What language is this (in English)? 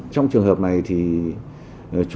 Vietnamese